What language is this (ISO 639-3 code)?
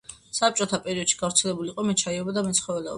kat